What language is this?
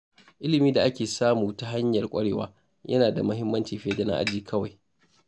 Hausa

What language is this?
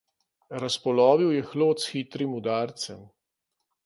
Slovenian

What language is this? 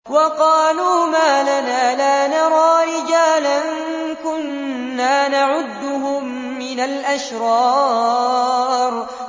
Arabic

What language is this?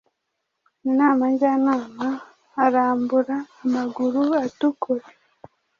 Kinyarwanda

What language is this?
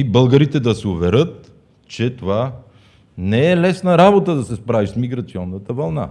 Bulgarian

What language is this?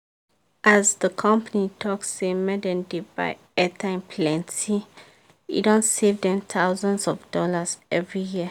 Nigerian Pidgin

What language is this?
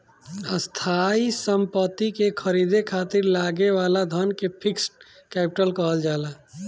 Bhojpuri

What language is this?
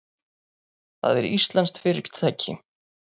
Icelandic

